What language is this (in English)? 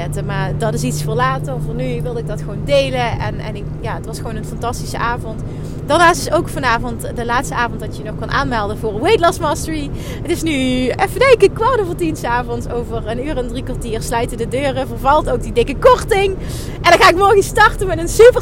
Dutch